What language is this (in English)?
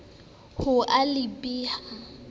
Southern Sotho